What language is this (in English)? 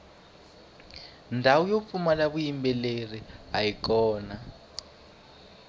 Tsonga